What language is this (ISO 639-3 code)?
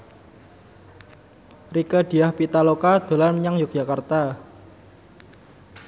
jav